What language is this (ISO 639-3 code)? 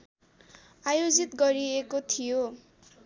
nep